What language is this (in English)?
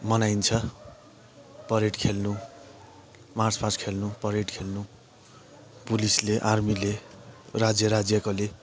Nepali